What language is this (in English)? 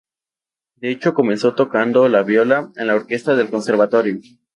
Spanish